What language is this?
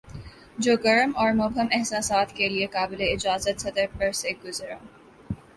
Urdu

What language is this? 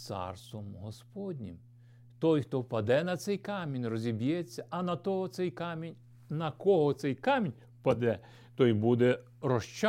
Ukrainian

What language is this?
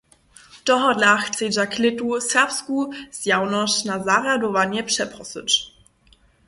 Upper Sorbian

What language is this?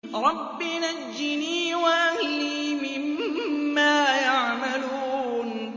Arabic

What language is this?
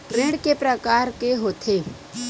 Chhattisgarhi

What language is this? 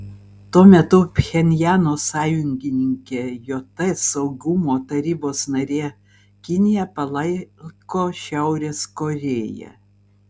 Lithuanian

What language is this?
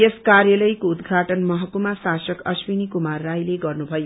Nepali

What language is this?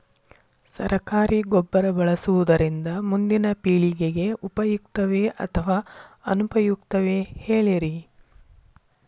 Kannada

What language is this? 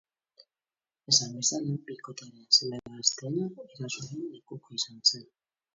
Basque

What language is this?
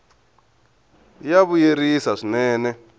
Tsonga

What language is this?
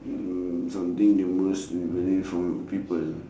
English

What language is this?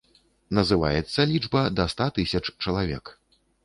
Belarusian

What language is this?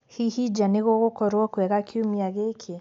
Kikuyu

